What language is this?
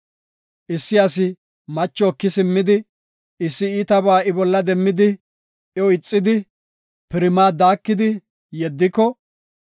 Gofa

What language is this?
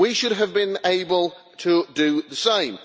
English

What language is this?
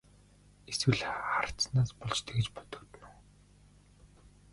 Mongolian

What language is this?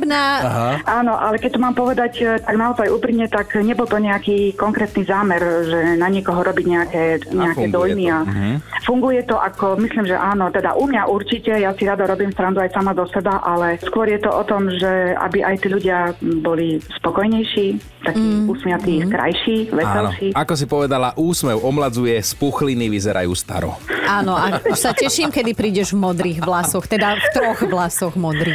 Slovak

